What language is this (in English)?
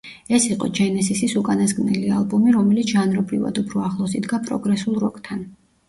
Georgian